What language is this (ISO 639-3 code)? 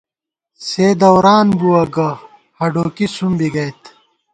gwt